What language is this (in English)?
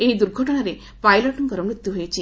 Odia